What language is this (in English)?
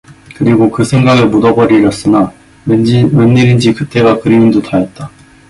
Korean